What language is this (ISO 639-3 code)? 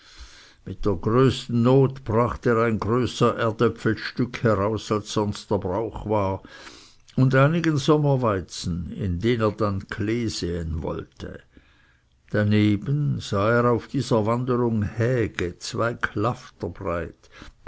deu